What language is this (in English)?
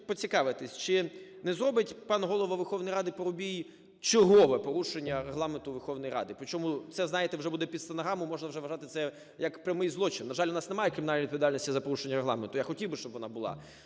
Ukrainian